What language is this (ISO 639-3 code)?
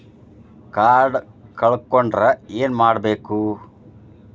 kan